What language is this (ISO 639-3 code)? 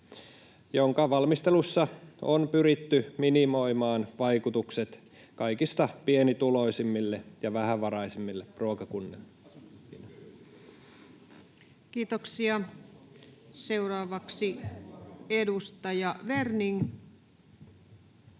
fin